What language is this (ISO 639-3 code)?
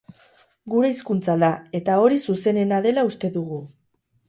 eus